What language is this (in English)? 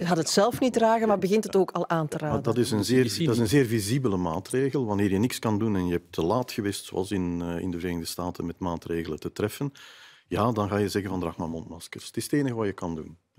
Dutch